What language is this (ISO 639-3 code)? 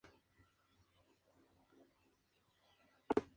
spa